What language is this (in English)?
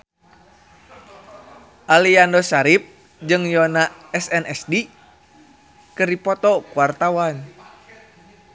Sundanese